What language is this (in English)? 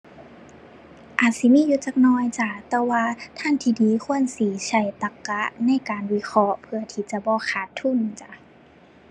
Thai